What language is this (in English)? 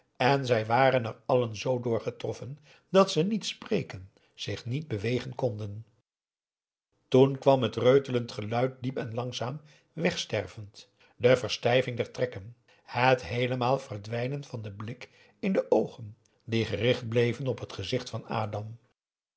Dutch